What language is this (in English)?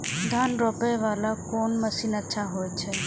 Maithili